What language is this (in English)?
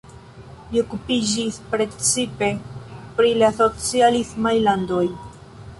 Esperanto